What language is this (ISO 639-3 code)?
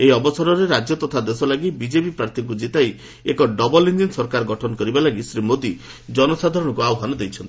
ori